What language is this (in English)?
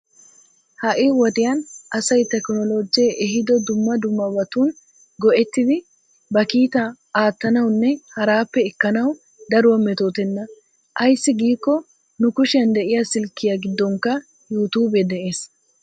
Wolaytta